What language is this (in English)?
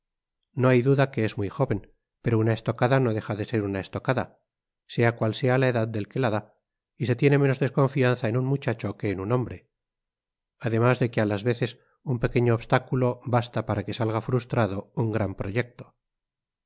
Spanish